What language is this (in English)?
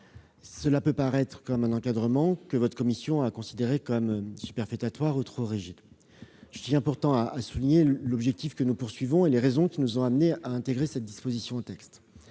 French